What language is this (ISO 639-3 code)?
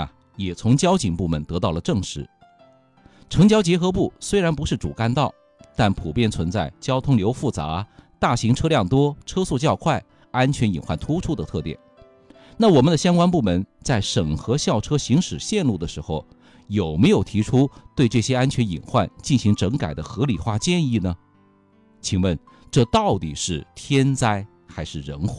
zho